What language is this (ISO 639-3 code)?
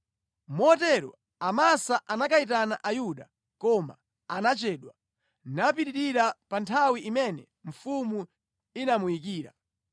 nya